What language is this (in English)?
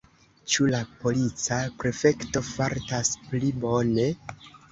Esperanto